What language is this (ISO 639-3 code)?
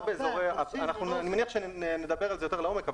heb